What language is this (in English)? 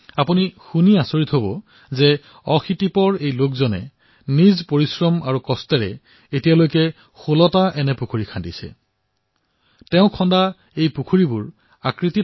Assamese